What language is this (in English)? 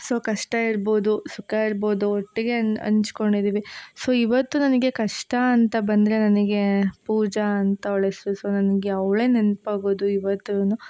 Kannada